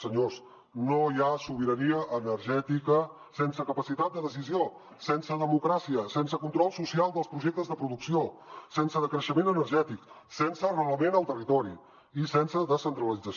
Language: Catalan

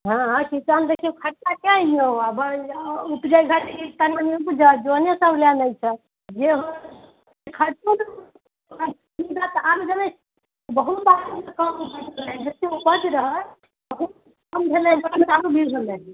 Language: Maithili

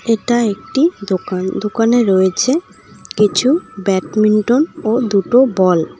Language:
Bangla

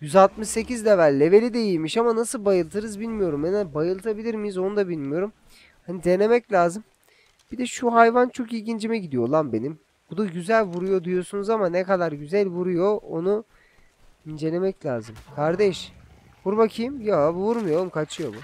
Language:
Turkish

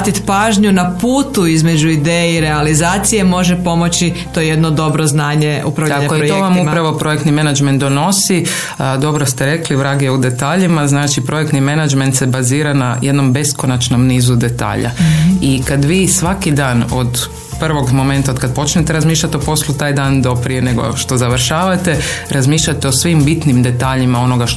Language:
Croatian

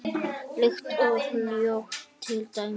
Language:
Icelandic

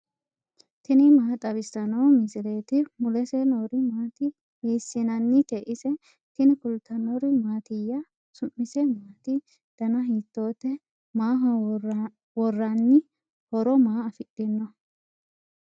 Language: Sidamo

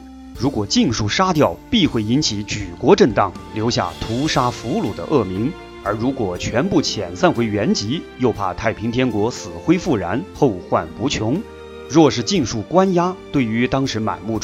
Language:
Chinese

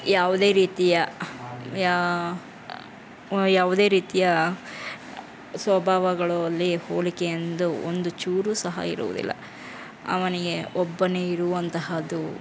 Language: Kannada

